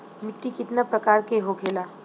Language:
Bhojpuri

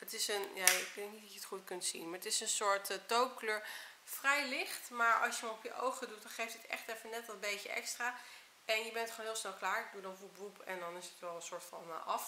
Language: Dutch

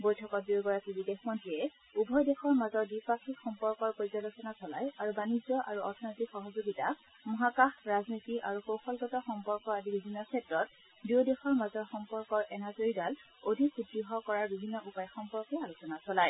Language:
Assamese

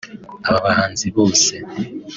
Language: Kinyarwanda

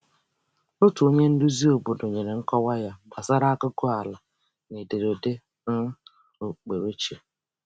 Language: Igbo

